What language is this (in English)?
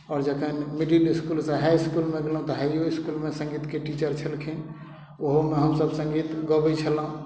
Maithili